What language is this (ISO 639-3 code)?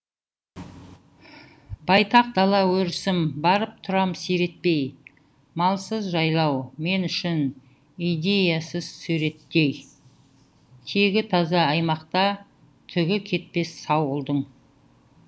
kaz